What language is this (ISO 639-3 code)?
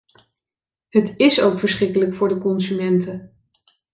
nld